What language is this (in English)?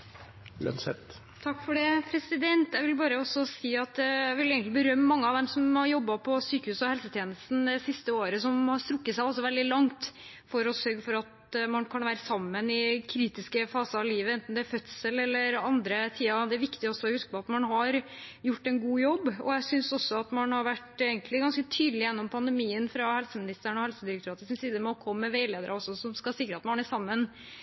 Norwegian Bokmål